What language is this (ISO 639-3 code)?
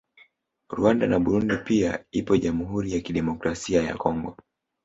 swa